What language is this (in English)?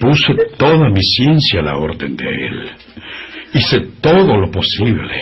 Spanish